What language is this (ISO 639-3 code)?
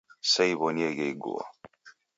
dav